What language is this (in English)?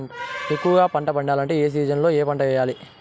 Telugu